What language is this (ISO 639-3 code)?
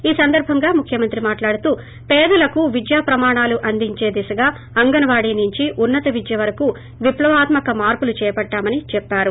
tel